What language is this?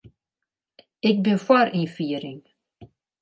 Western Frisian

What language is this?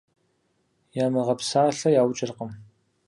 Kabardian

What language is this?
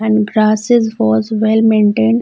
English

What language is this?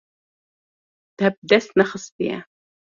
Kurdish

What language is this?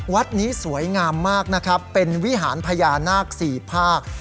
Thai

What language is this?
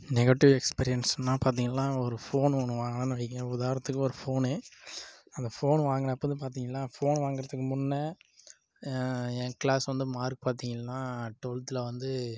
Tamil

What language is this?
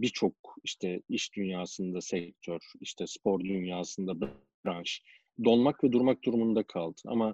Turkish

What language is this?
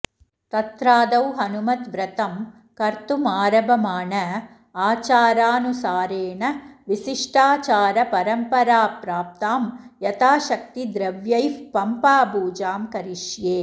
Sanskrit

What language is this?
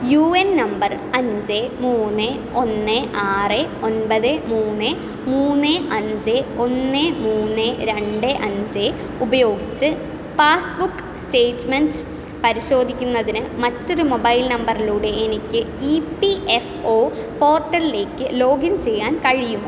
Malayalam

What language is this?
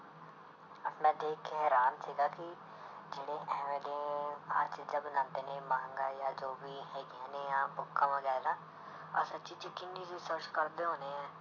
Punjabi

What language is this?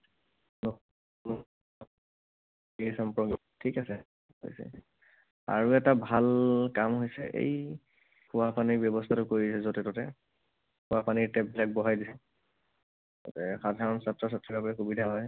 Assamese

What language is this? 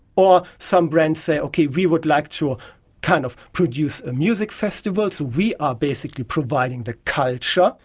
English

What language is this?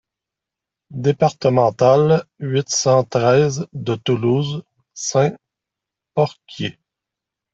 French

